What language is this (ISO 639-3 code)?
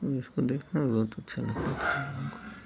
hin